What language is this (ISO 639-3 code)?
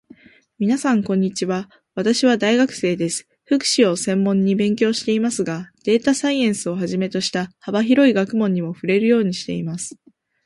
jpn